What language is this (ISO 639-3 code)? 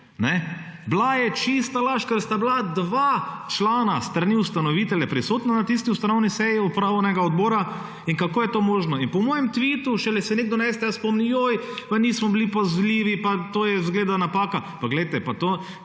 slv